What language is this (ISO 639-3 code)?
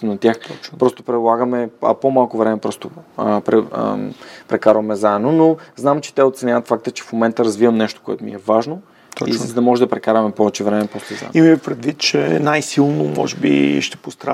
bul